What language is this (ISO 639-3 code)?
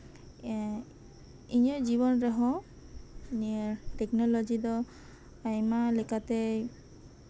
sat